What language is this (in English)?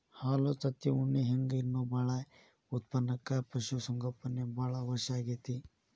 Kannada